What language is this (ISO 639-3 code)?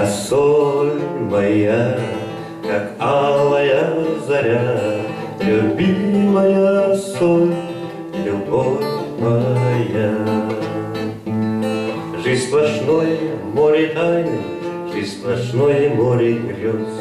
rus